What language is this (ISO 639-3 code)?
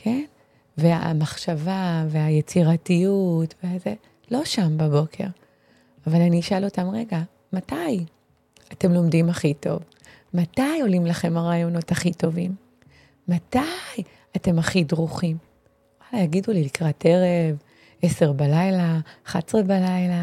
heb